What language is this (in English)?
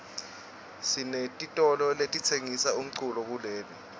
Swati